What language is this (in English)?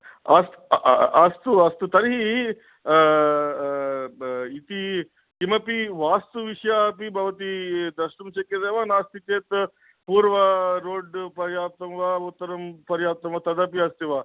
Sanskrit